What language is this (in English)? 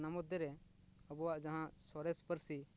Santali